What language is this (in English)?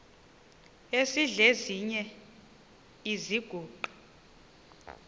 Xhosa